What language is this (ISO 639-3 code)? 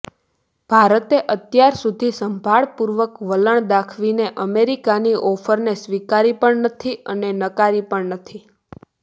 guj